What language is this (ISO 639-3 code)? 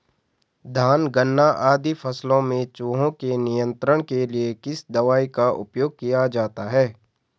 hin